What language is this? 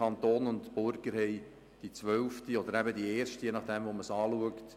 Swiss German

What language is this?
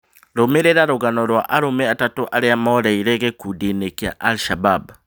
Kikuyu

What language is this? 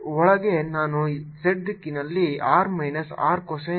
Kannada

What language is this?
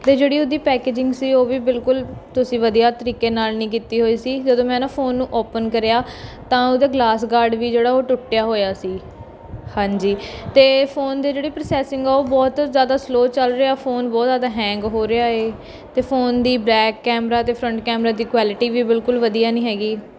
Punjabi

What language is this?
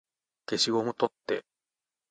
Japanese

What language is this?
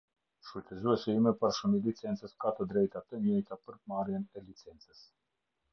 Albanian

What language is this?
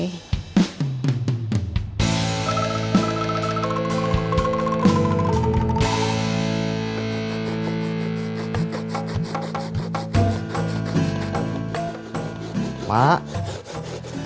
Indonesian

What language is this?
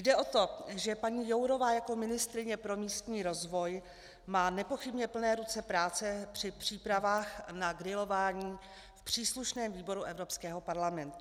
Czech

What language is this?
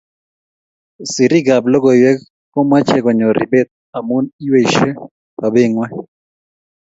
Kalenjin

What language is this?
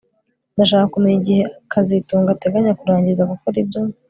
Kinyarwanda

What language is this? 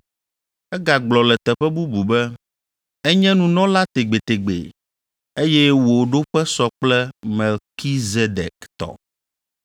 Ewe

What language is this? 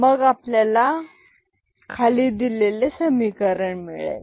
Marathi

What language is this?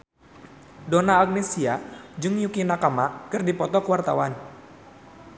Sundanese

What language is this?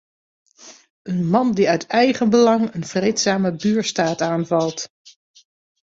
Dutch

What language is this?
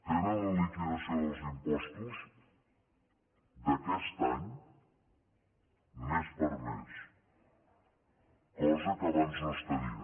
Catalan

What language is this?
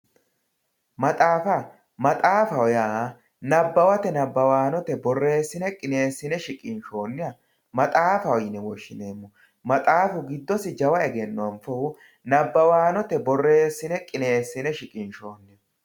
Sidamo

